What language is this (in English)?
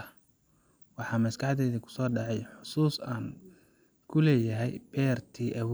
Somali